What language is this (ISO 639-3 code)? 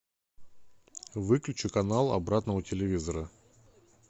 rus